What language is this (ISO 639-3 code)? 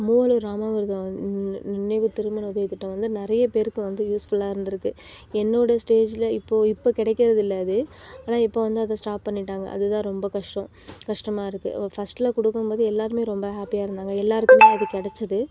tam